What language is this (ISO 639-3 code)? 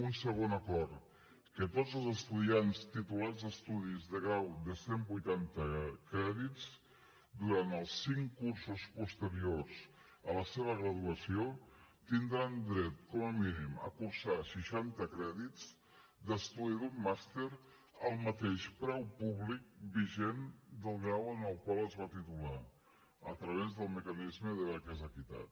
cat